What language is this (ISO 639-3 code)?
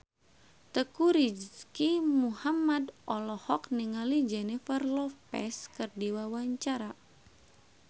sun